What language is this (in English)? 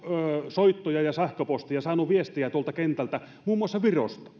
Finnish